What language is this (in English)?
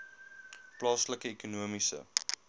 Afrikaans